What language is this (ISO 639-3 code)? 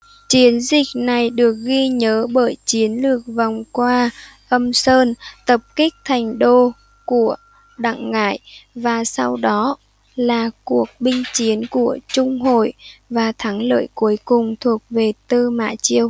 vie